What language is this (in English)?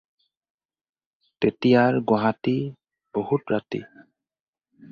Assamese